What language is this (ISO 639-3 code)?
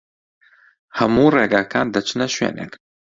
ckb